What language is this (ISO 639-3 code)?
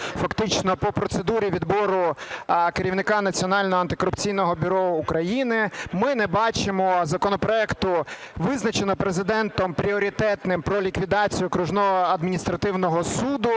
ukr